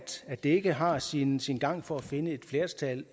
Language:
Danish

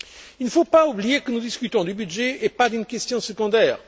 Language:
French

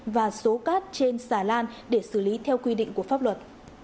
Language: Vietnamese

